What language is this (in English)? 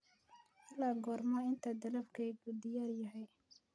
Somali